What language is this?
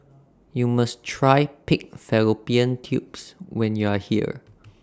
English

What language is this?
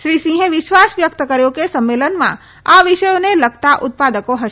Gujarati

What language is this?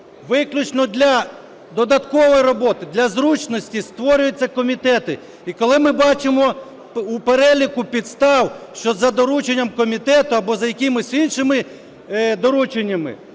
Ukrainian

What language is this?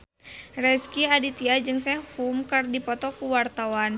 Sundanese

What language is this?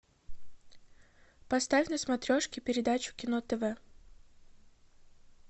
Russian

